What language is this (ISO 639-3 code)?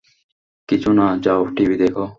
ben